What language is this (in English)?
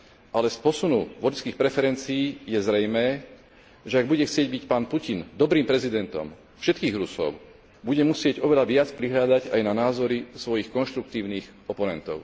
Slovak